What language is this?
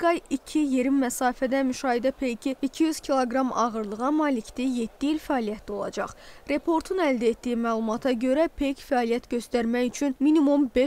Turkish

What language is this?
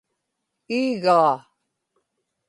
Inupiaq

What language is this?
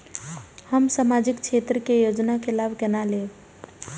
Maithili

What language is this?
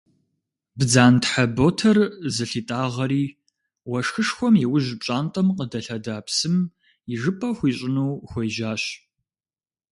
Kabardian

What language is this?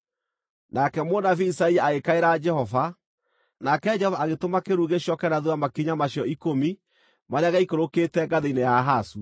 Kikuyu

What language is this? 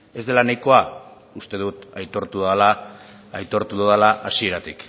Basque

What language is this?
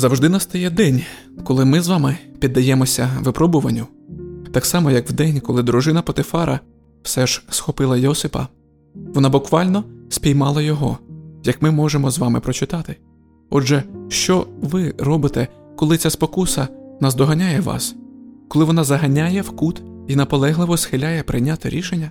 Ukrainian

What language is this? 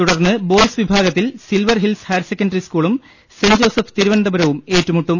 Malayalam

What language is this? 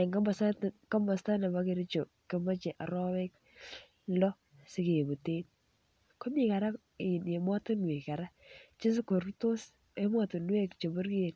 Kalenjin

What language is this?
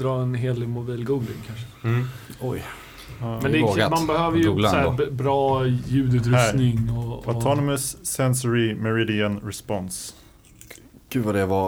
Swedish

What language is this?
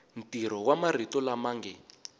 Tsonga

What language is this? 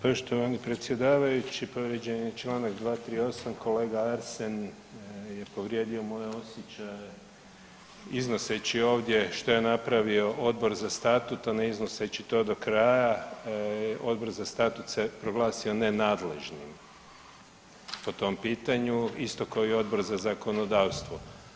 Croatian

